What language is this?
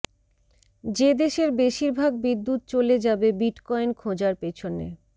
Bangla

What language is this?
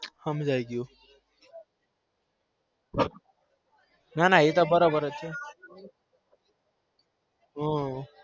Gujarati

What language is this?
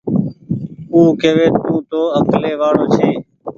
Goaria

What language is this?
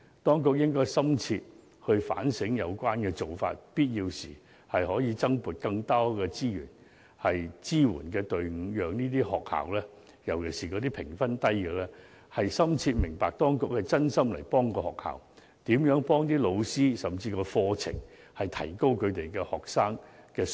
Cantonese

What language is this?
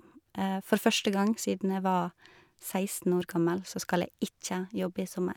Norwegian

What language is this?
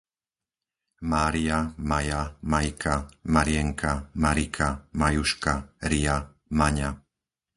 Slovak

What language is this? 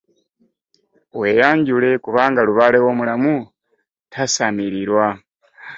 Ganda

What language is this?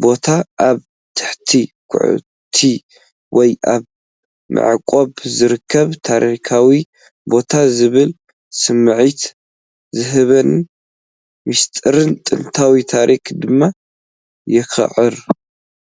Tigrinya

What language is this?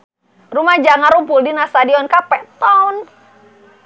Sundanese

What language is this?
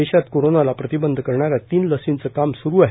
Marathi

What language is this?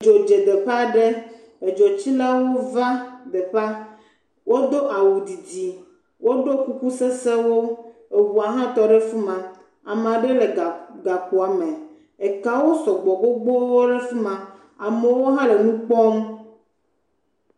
Ewe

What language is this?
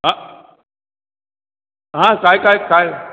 Marathi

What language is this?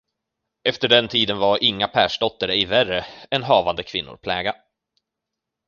Swedish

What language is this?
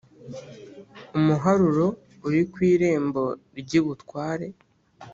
Kinyarwanda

